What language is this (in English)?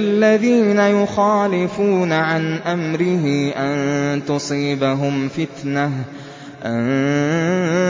Arabic